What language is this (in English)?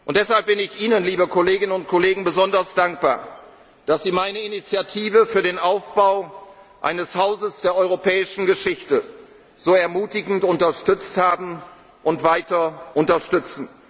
German